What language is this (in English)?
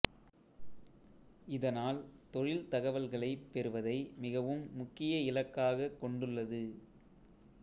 Tamil